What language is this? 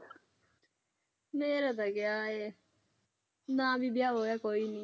Punjabi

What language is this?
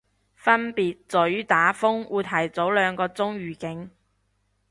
Cantonese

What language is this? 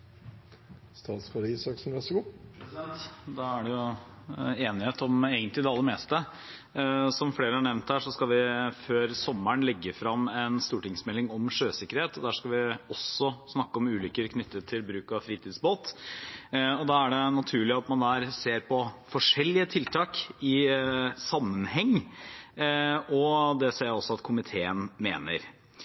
Norwegian Bokmål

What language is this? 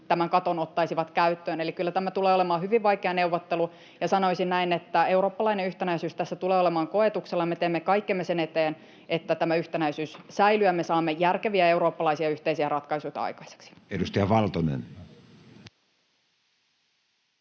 Finnish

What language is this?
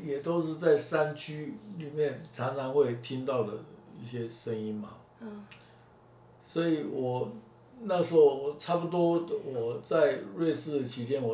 Chinese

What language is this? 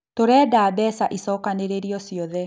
Kikuyu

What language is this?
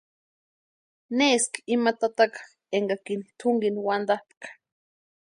Western Highland Purepecha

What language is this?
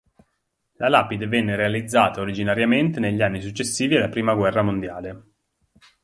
Italian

